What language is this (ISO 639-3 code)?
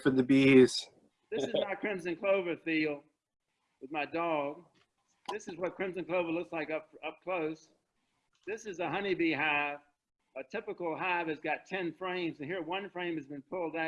eng